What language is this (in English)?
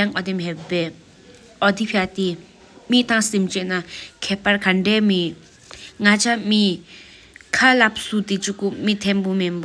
Sikkimese